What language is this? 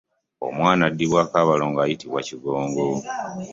Ganda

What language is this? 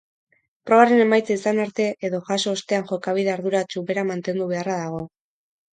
Basque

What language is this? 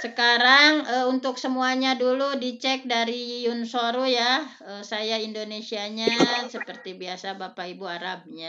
Indonesian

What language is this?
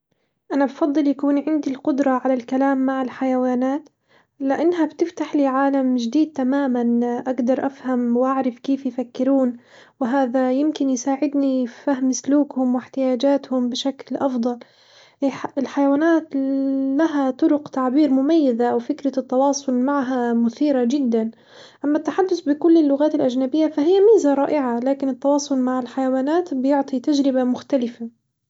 Hijazi Arabic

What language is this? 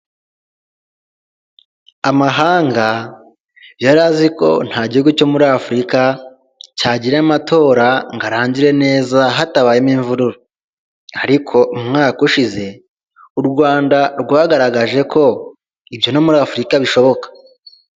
Kinyarwanda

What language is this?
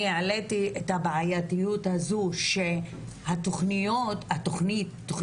Hebrew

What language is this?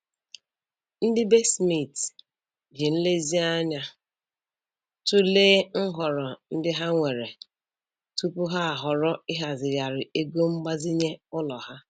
Igbo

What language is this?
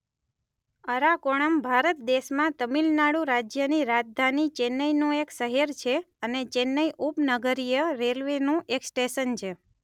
Gujarati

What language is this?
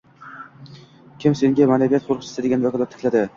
Uzbek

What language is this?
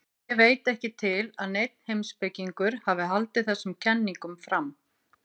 Icelandic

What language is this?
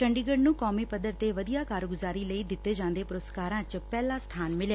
Punjabi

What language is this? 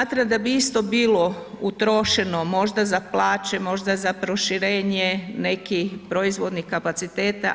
Croatian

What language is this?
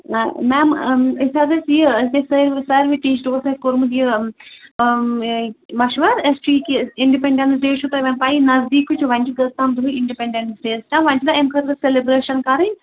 Kashmiri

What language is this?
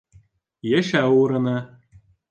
Bashkir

